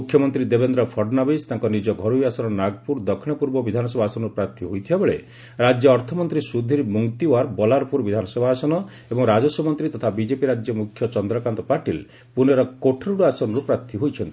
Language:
Odia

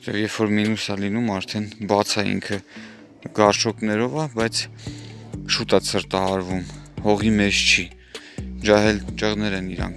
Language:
Turkish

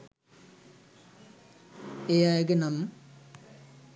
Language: Sinhala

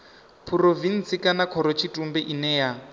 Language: Venda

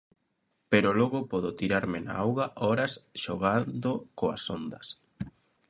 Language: Galician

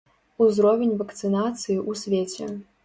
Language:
Belarusian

